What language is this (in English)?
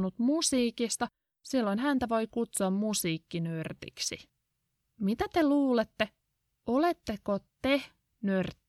Finnish